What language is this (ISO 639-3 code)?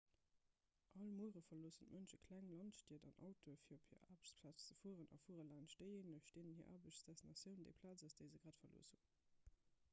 ltz